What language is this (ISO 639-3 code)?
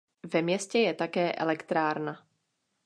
ces